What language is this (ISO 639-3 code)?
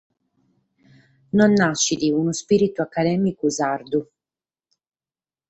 srd